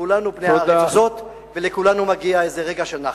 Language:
Hebrew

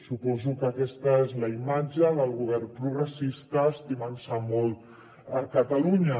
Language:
Catalan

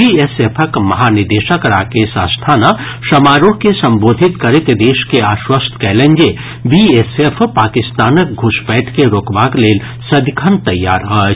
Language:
Maithili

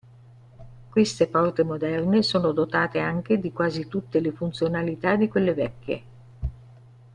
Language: Italian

